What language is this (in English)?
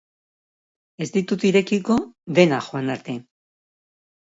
Basque